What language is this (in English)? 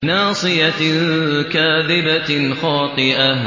Arabic